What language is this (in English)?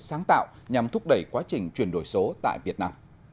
Vietnamese